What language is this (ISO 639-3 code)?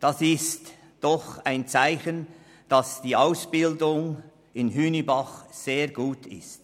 gsw